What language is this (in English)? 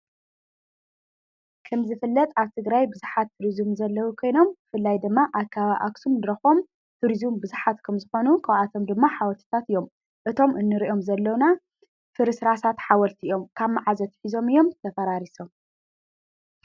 Tigrinya